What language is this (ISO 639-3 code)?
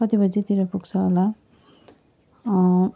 nep